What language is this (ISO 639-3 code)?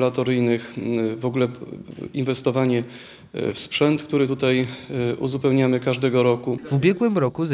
pol